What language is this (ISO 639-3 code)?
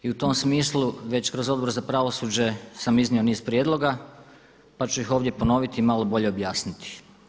hrv